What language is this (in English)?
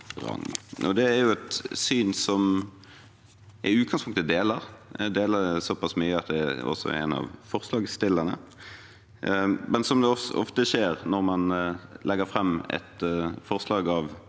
Norwegian